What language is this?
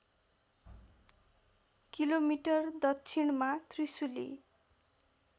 Nepali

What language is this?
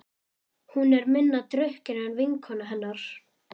Icelandic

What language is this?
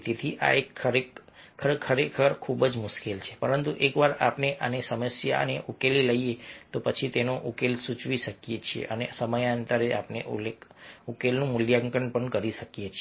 Gujarati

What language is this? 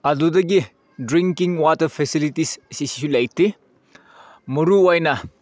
Manipuri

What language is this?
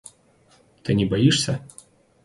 Russian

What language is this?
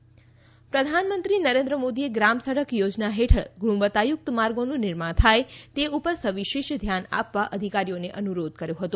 Gujarati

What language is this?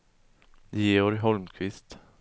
Swedish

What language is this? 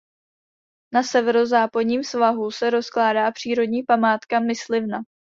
Czech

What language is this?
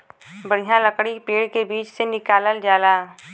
Bhojpuri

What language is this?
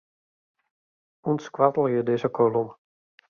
Western Frisian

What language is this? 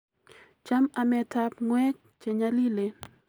Kalenjin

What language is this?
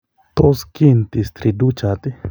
Kalenjin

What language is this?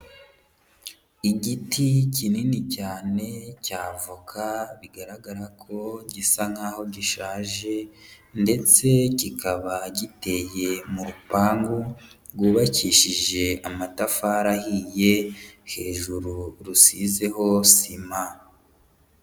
Kinyarwanda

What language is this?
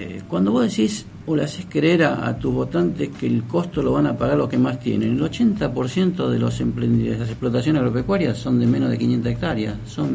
Spanish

